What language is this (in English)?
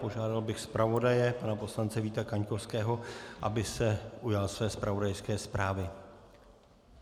Czech